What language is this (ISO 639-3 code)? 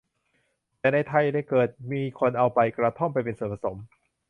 tha